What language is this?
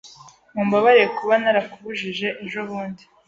Kinyarwanda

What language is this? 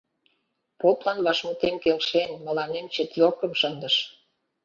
Mari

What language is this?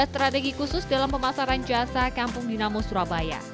Indonesian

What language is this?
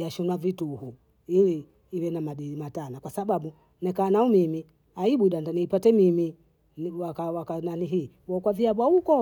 Bondei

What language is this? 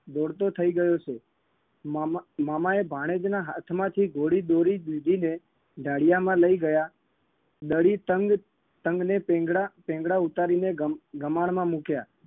Gujarati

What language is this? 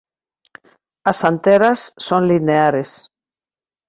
Galician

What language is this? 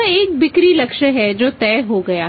Hindi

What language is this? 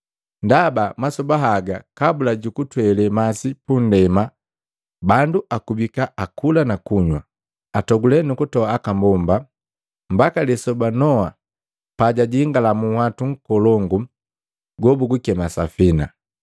Matengo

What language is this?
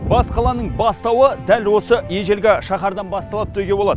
Kazakh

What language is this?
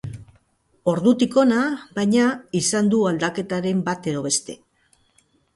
Basque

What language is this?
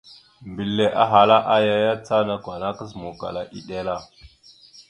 Mada (Cameroon)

